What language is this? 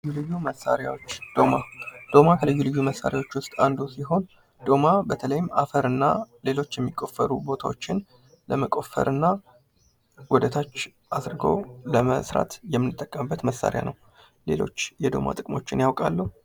Amharic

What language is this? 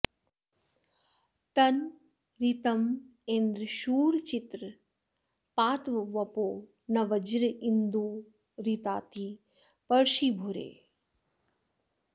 Sanskrit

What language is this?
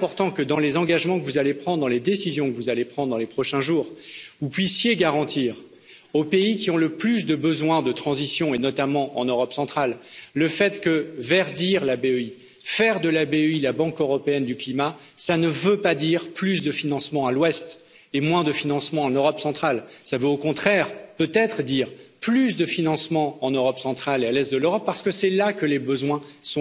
French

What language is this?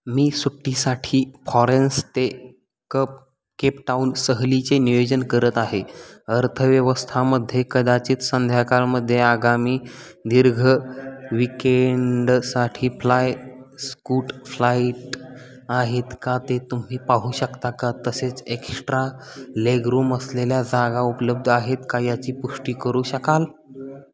Marathi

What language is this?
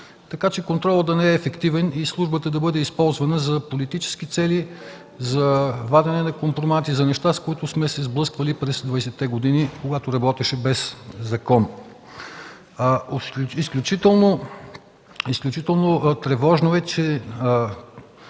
Bulgarian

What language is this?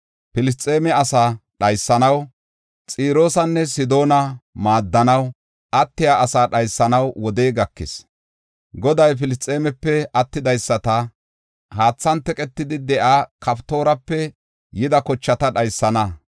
Gofa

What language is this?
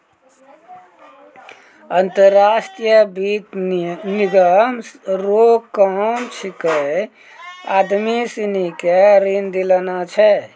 Maithili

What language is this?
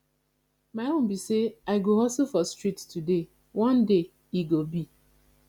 Nigerian Pidgin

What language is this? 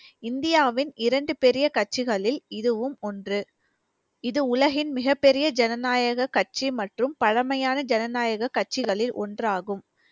Tamil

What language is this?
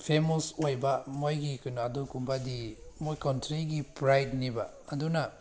Manipuri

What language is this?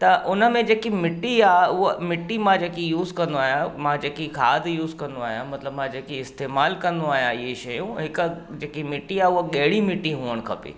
Sindhi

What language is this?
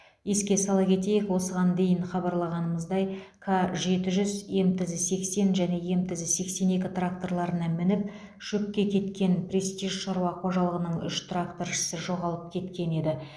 Kazakh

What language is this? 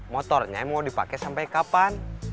Indonesian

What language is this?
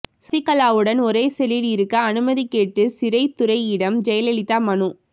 Tamil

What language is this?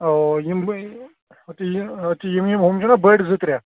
Kashmiri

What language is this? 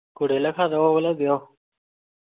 Odia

